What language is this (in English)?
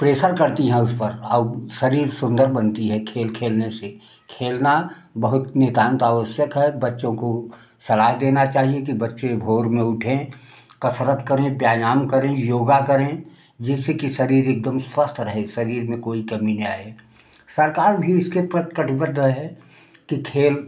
Hindi